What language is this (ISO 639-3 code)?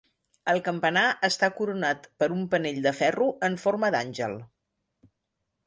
cat